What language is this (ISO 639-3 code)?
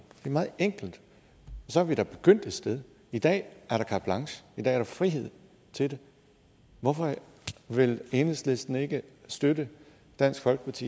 dan